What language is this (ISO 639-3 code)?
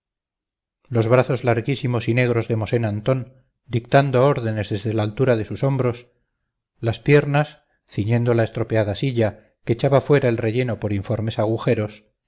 spa